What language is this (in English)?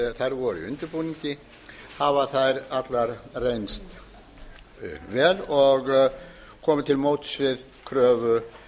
Icelandic